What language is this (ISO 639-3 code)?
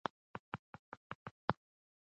pus